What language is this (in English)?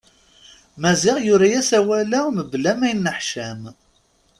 Kabyle